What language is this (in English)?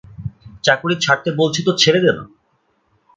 Bangla